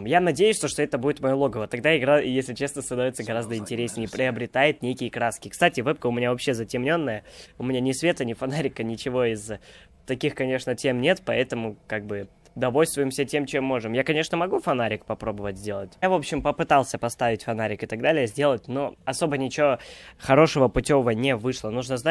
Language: Russian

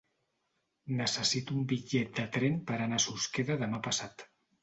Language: Catalan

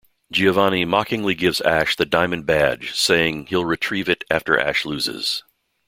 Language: English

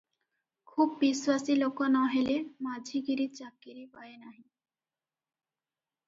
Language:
Odia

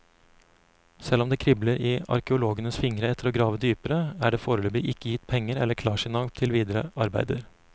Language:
Norwegian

